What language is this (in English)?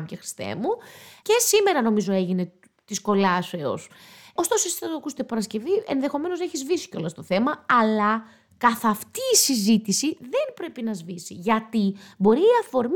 Greek